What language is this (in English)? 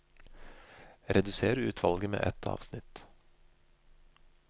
Norwegian